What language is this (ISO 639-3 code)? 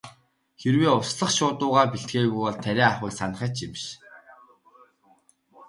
mon